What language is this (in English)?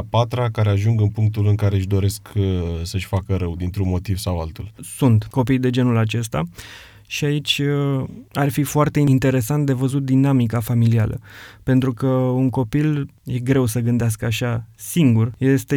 Romanian